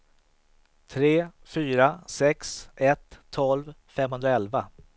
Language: Swedish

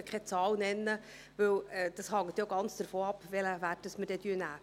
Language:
Swiss German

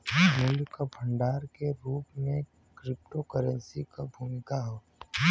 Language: Bhojpuri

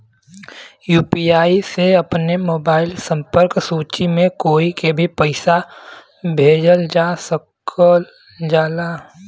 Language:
Bhojpuri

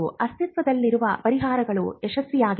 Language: Kannada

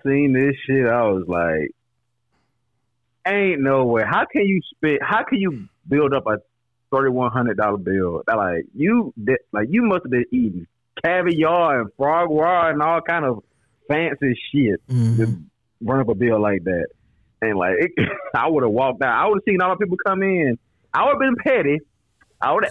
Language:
English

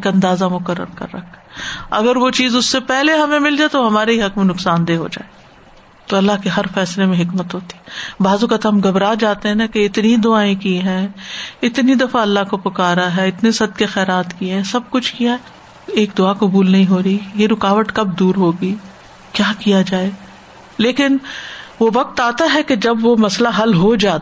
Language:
Urdu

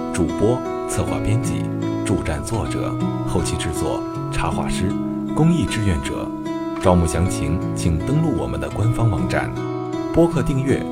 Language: Chinese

